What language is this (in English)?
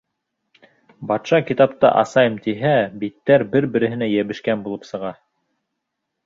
Bashkir